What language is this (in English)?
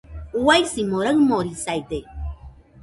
Nüpode Huitoto